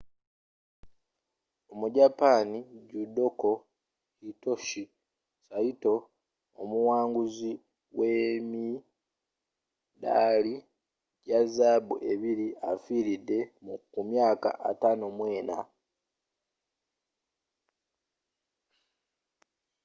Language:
Ganda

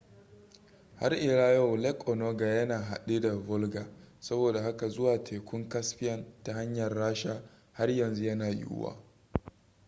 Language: Hausa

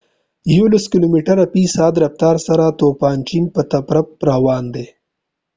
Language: Pashto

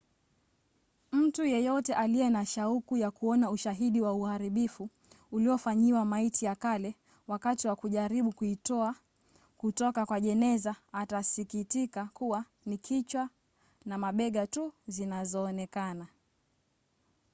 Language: Swahili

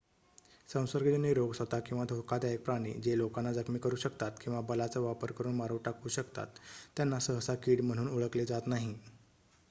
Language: Marathi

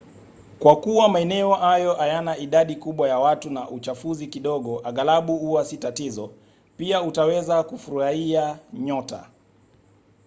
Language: Swahili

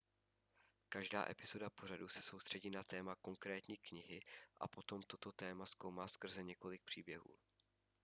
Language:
Czech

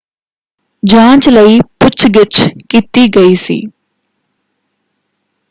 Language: Punjabi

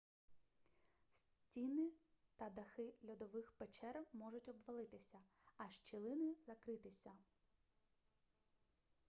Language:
Ukrainian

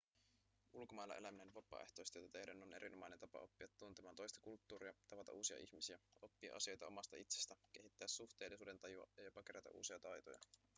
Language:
Finnish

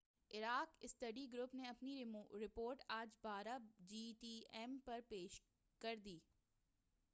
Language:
Urdu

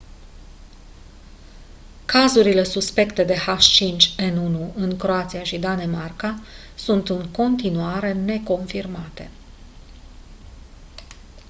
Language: Romanian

